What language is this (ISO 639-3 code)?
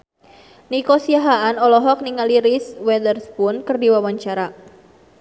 sun